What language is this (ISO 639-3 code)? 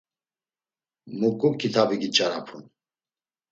lzz